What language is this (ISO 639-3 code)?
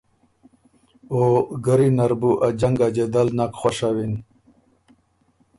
oru